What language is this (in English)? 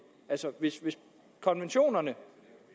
Danish